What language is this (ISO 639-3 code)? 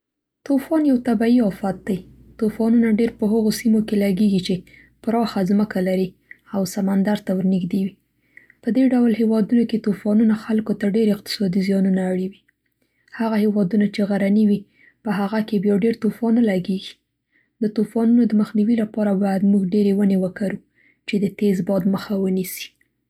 pst